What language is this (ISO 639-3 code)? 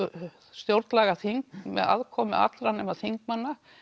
isl